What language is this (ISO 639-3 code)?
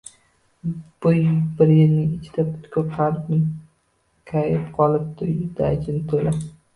uzb